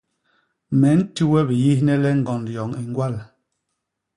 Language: Basaa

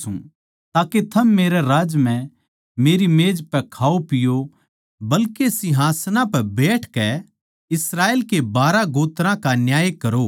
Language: Haryanvi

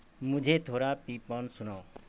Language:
Urdu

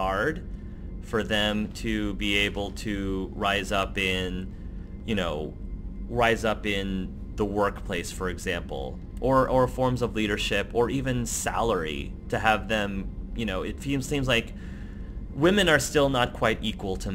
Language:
English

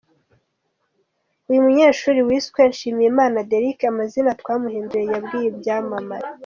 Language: Kinyarwanda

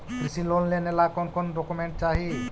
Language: Magahi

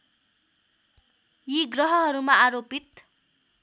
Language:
Nepali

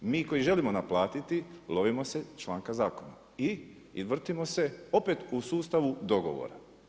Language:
Croatian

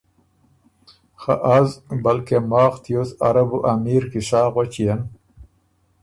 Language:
Ormuri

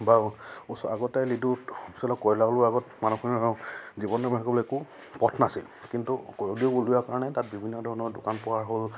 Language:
Assamese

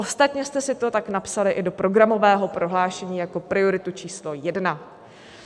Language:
Czech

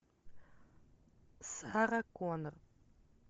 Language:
Russian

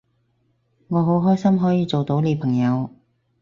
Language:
Cantonese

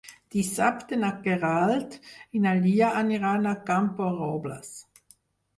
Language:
Catalan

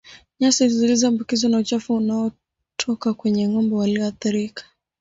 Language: Swahili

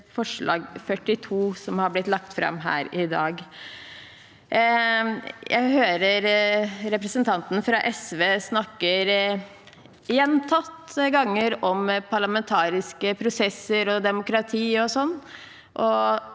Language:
Norwegian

